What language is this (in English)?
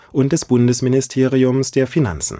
German